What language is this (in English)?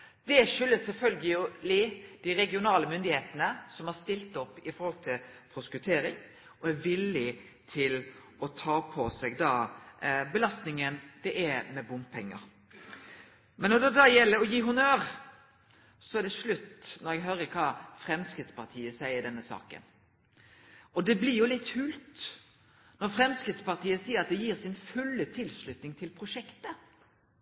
Norwegian Nynorsk